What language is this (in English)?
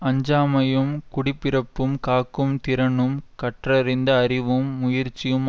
Tamil